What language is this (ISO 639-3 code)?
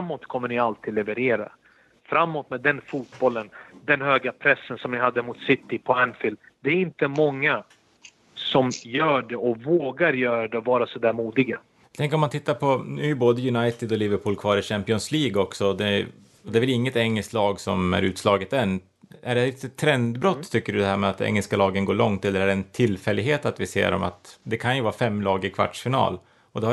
swe